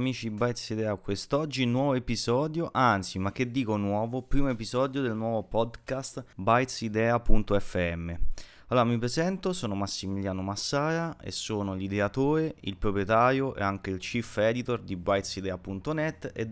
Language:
Italian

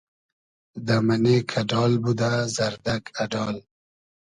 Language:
Hazaragi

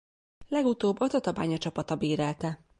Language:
Hungarian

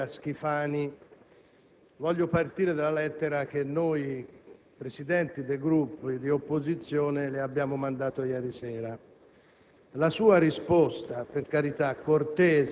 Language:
Italian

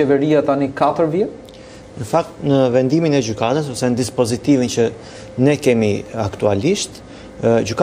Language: Romanian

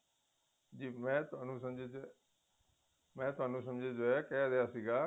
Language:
Punjabi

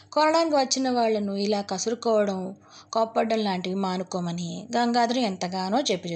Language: Telugu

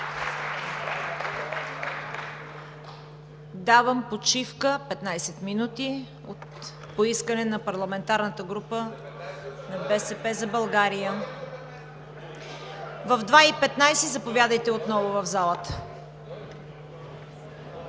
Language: Bulgarian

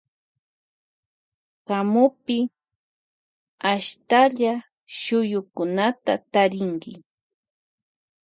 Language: Loja Highland Quichua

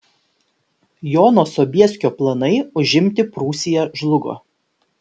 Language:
Lithuanian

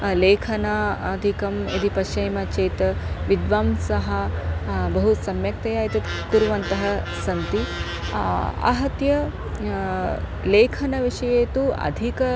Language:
Sanskrit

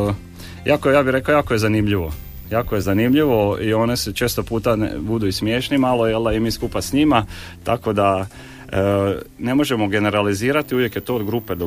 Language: Croatian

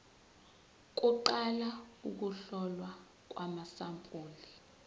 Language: Zulu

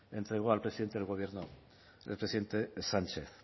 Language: Spanish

